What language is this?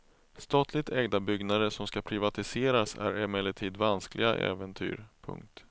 Swedish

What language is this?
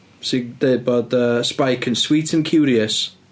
Welsh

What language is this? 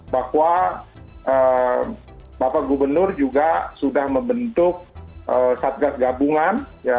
Indonesian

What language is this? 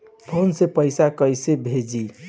Bhojpuri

